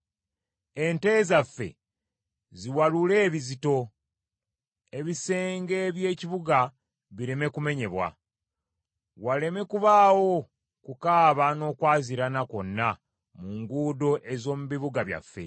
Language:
Ganda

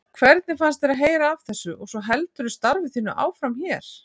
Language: Icelandic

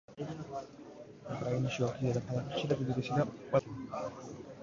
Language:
Georgian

